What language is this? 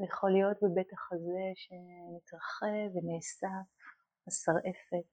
Hebrew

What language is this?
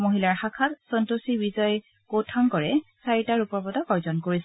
Assamese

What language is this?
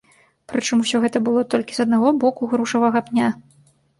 Belarusian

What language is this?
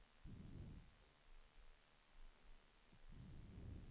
Swedish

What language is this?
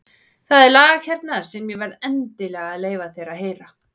Icelandic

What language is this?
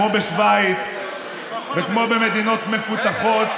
Hebrew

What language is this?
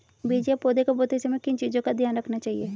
Hindi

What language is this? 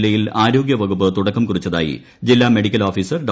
Malayalam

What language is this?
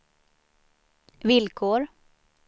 Swedish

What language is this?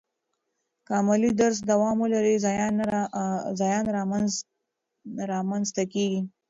Pashto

